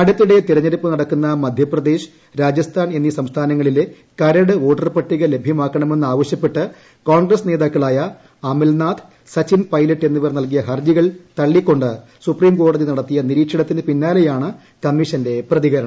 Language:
Malayalam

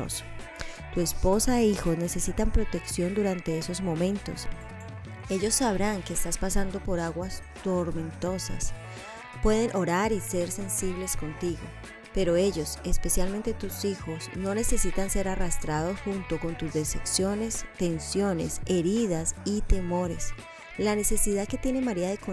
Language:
Spanish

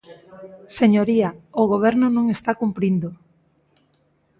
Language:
Galician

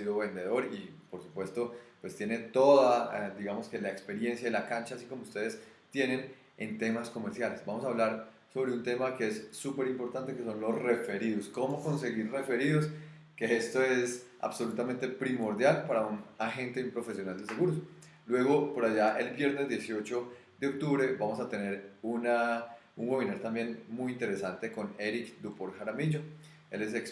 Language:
Spanish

